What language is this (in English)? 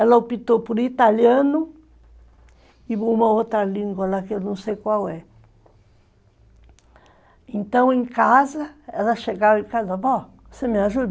Portuguese